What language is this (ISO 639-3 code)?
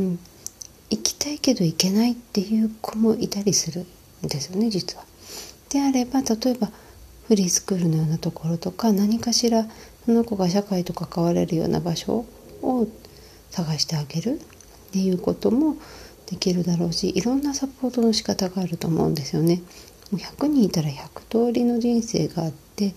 jpn